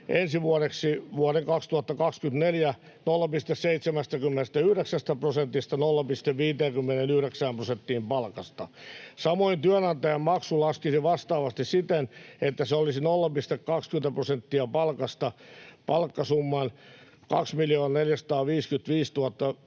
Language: Finnish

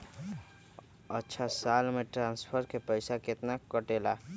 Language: Magahi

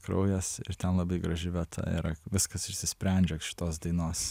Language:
Lithuanian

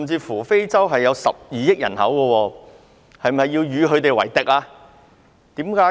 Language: Cantonese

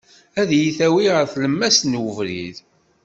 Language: Kabyle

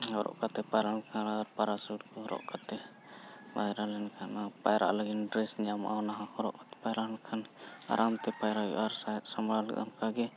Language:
Santali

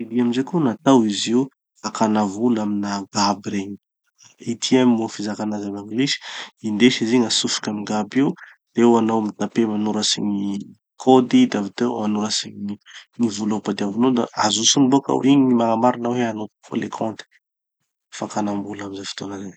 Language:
Tanosy Malagasy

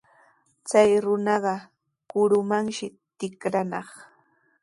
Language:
Sihuas Ancash Quechua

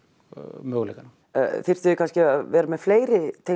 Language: Icelandic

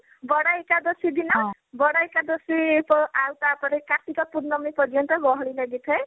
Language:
Odia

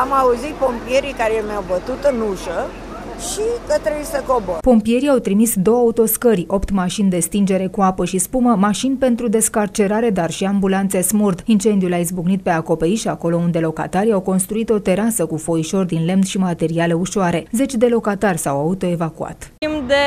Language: Romanian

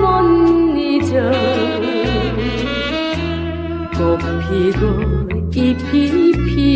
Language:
Korean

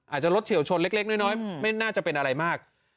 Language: Thai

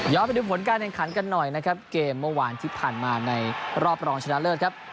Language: Thai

